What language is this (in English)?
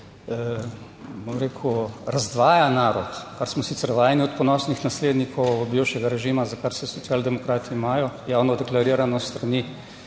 Slovenian